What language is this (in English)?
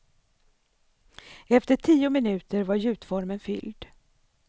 Swedish